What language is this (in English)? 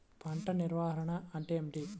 Telugu